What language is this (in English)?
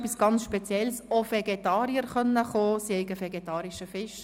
Swiss German